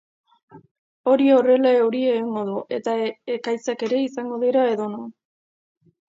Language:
Basque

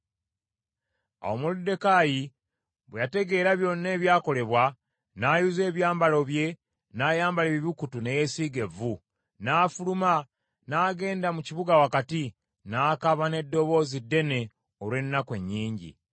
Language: Ganda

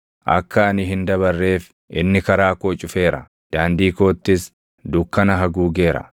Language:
Oromo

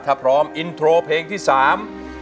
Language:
Thai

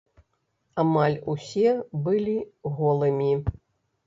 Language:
Belarusian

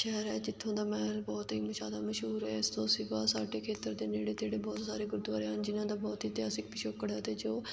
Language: Punjabi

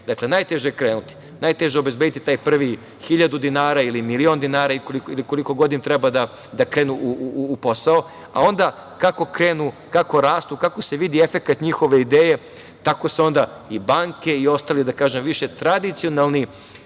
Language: Serbian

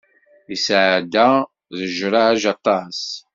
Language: Kabyle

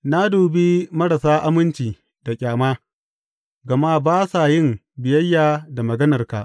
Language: Hausa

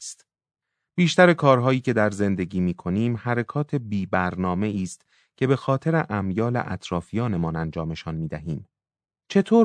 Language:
Persian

